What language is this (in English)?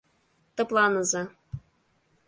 Mari